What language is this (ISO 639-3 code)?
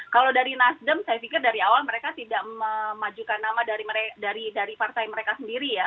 ind